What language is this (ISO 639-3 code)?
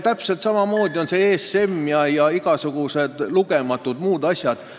est